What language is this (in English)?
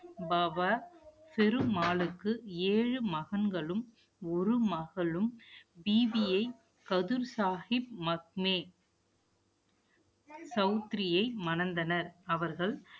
Tamil